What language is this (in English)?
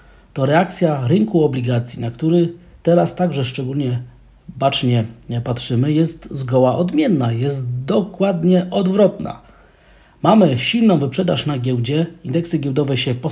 Polish